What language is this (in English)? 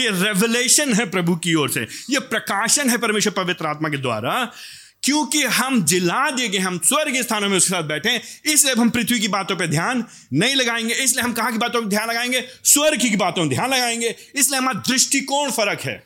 Hindi